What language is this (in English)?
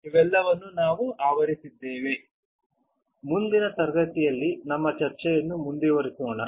Kannada